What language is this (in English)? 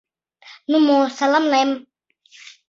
Mari